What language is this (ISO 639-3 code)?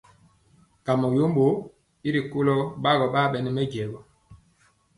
mcx